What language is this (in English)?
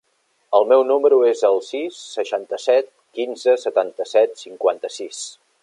Catalan